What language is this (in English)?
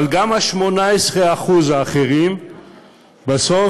Hebrew